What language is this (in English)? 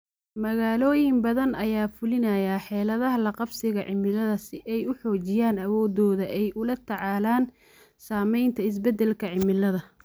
Somali